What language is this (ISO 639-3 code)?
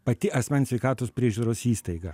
lit